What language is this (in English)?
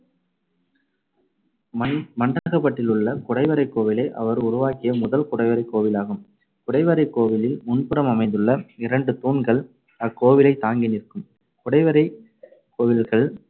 Tamil